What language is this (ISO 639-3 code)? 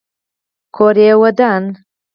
pus